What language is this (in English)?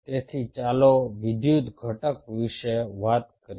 Gujarati